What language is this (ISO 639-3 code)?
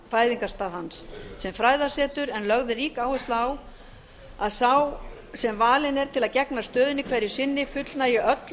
isl